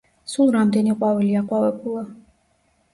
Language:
Georgian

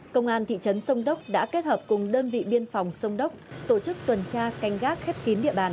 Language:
Vietnamese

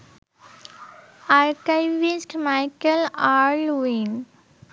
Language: Bangla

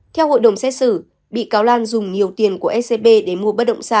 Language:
Vietnamese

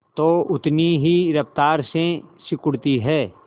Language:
Hindi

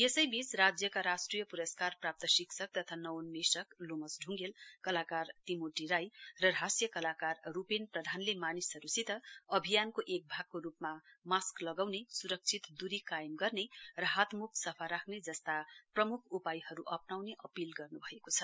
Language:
Nepali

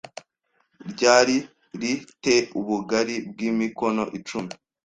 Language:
Kinyarwanda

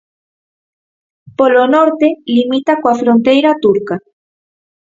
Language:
Galician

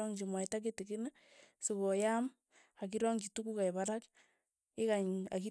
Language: Tugen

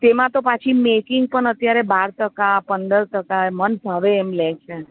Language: Gujarati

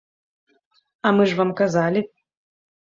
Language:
Belarusian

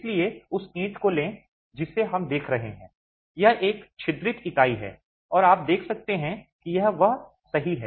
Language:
Hindi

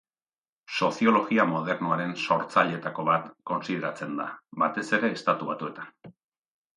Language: Basque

